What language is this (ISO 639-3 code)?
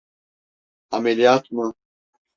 tur